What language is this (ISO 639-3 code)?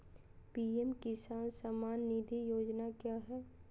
mag